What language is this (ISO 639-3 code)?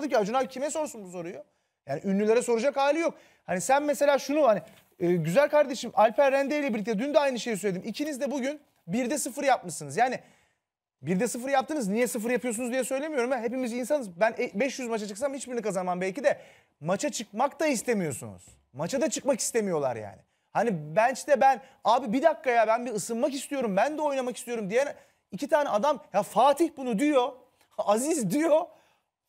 tur